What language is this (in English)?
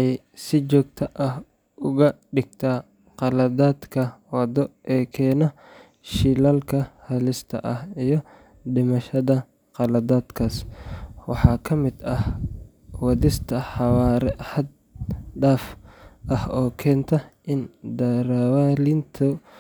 Somali